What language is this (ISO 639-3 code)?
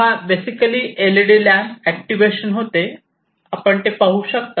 mar